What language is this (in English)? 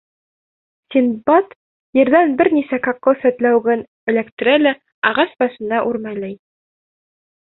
Bashkir